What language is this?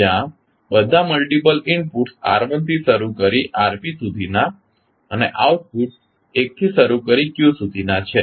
Gujarati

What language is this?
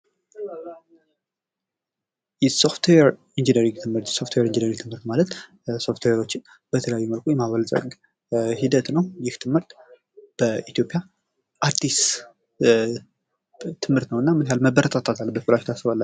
Amharic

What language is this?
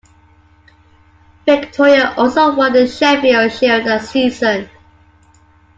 English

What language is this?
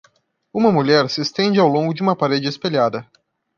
Portuguese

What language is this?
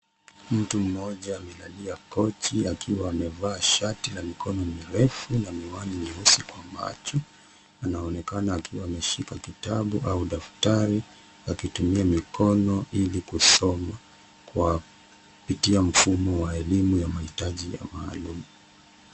Swahili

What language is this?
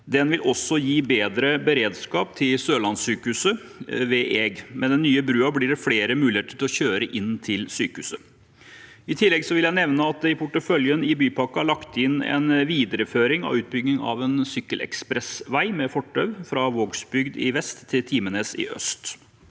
Norwegian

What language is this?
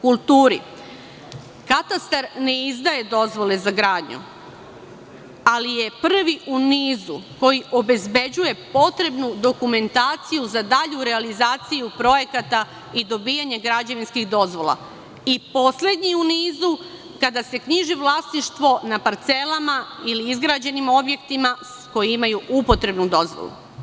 Serbian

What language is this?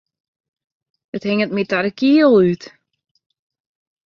Western Frisian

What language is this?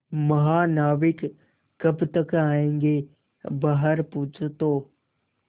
Hindi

